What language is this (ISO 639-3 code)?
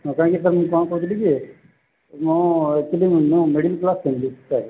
ori